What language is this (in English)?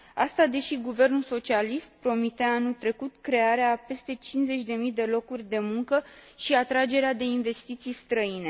Romanian